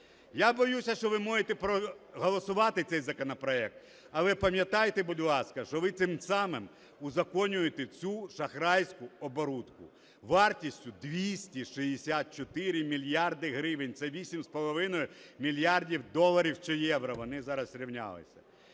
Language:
Ukrainian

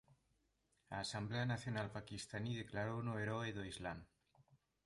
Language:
Galician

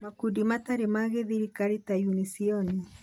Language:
Kikuyu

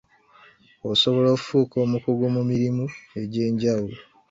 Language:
Ganda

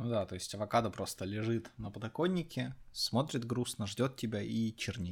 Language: Russian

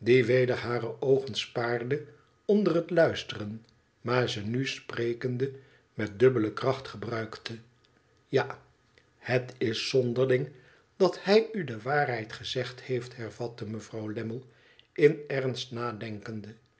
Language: Dutch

